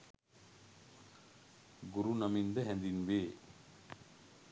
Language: Sinhala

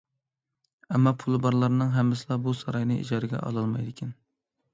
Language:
Uyghur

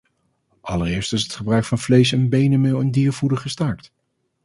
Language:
Dutch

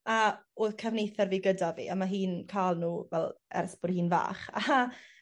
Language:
Welsh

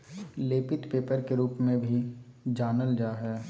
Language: Magahi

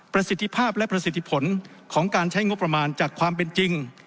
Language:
Thai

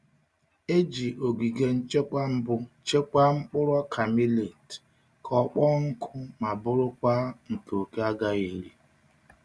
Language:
Igbo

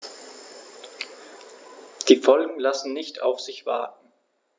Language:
German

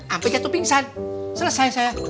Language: Indonesian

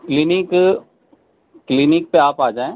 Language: Urdu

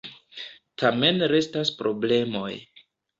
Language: Esperanto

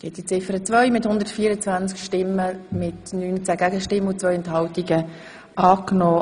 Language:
Swiss German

